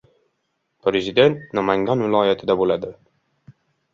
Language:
Uzbek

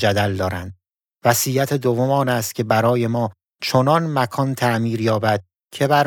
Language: Persian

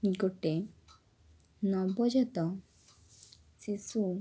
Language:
Odia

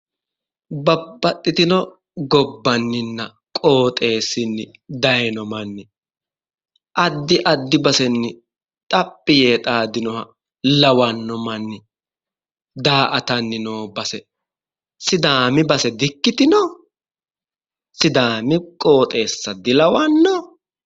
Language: Sidamo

